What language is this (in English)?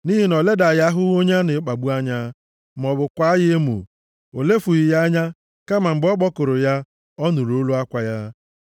Igbo